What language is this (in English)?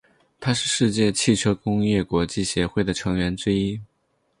Chinese